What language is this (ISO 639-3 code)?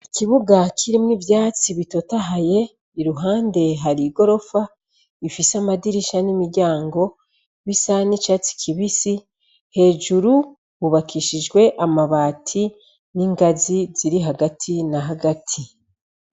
run